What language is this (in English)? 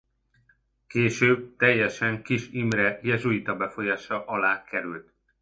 Hungarian